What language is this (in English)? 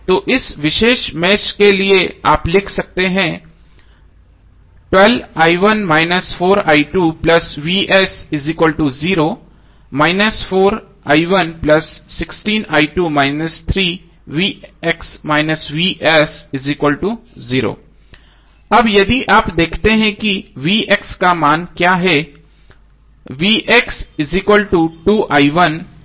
Hindi